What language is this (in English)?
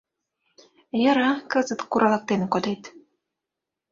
Mari